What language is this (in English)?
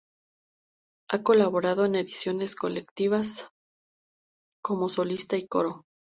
Spanish